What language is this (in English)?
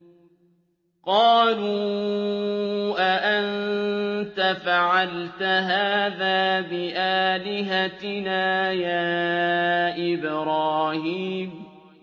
Arabic